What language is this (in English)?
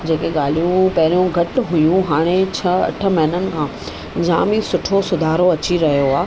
Sindhi